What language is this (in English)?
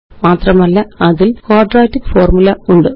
Malayalam